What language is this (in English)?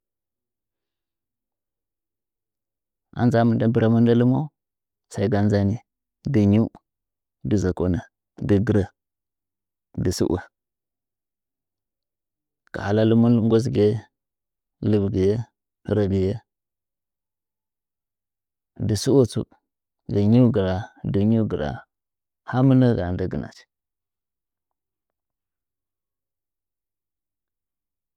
Nzanyi